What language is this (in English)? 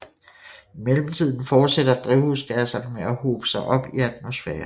Danish